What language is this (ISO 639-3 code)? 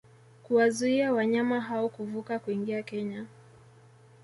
swa